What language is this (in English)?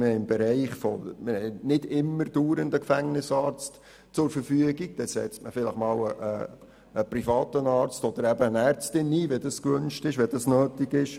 Swiss German